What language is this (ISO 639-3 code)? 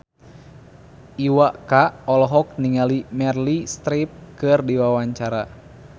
sun